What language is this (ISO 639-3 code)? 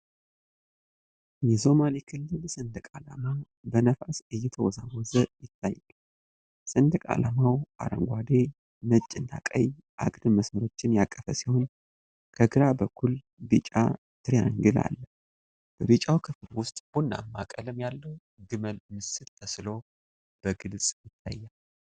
amh